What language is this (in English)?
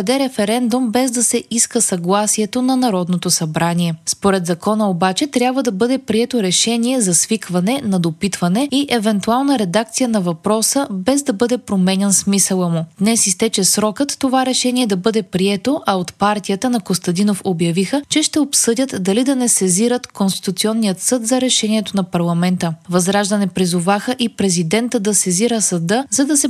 Bulgarian